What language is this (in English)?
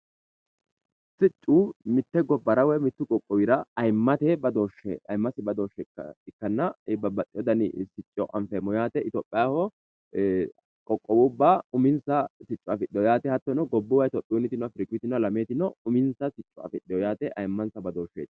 Sidamo